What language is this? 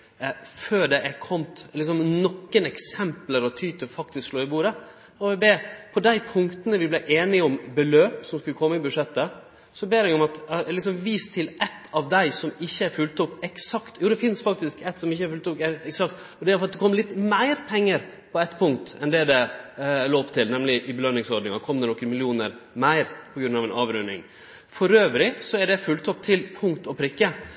Norwegian Nynorsk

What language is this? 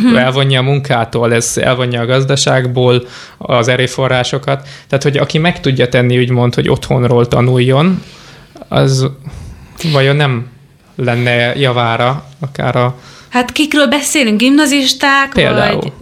Hungarian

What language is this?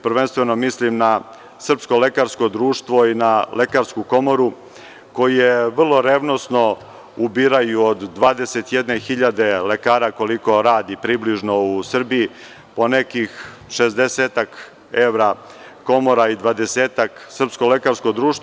Serbian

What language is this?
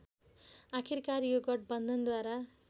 Nepali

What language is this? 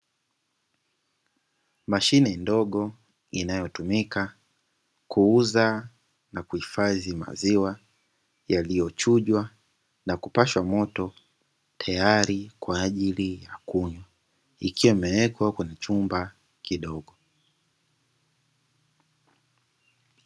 Swahili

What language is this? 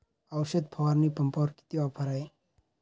Marathi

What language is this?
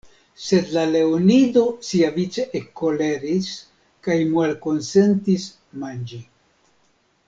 Esperanto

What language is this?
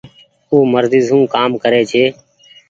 Goaria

